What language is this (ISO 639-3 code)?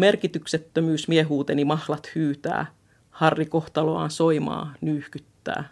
fin